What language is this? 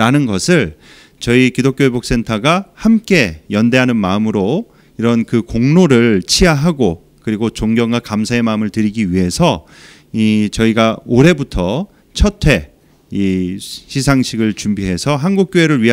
Korean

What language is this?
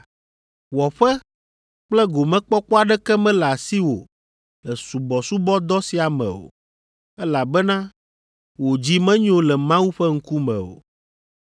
Ewe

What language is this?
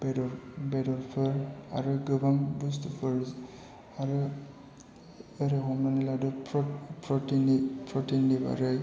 Bodo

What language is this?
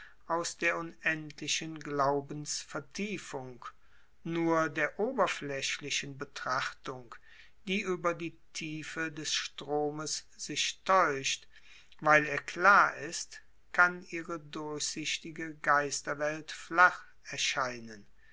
German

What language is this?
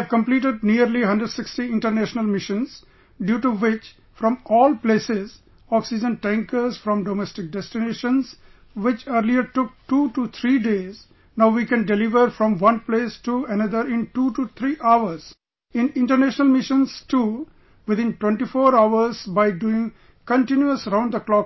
English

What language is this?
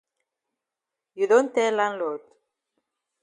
Cameroon Pidgin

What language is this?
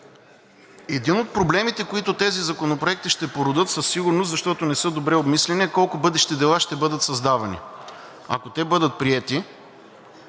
Bulgarian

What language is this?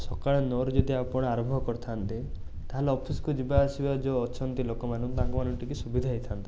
Odia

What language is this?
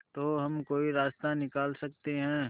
Hindi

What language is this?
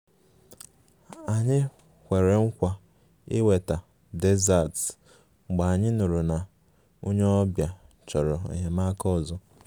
Igbo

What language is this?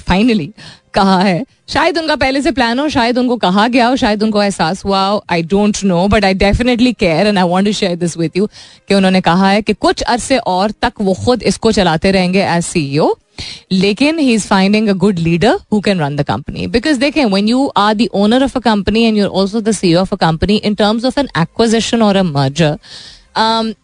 Hindi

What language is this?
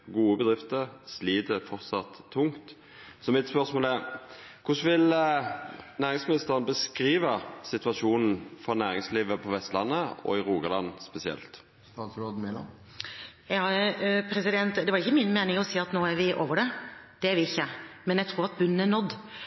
Norwegian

